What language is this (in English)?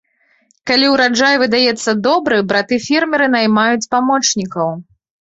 Belarusian